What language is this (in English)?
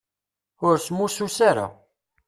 Kabyle